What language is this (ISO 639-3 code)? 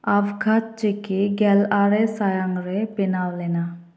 sat